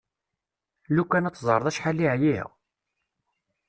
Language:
Kabyle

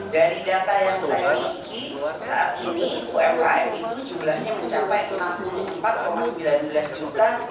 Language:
Indonesian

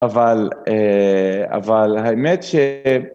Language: Hebrew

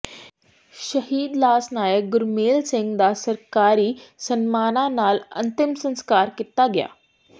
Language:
Punjabi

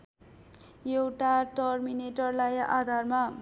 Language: Nepali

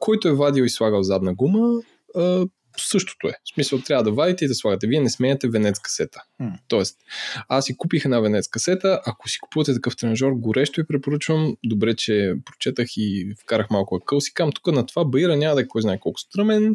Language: Bulgarian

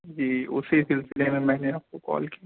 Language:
Urdu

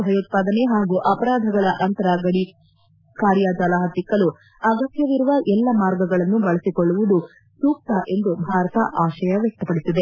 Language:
Kannada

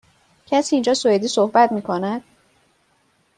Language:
Persian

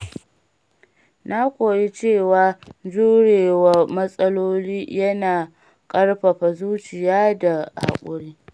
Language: Hausa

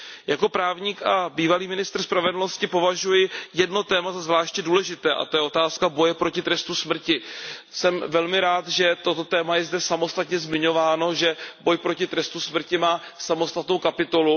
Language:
Czech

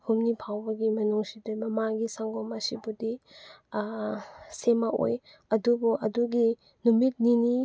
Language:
Manipuri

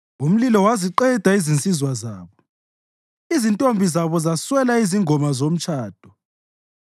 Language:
North Ndebele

